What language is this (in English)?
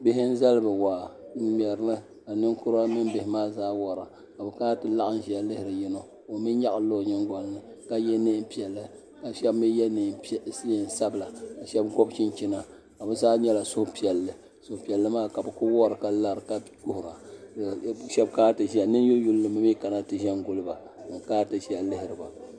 Dagbani